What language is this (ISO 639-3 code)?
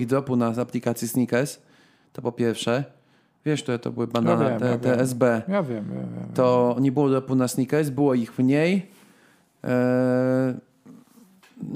pol